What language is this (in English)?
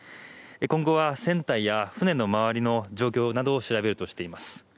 Japanese